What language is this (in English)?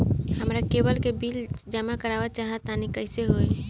Bhojpuri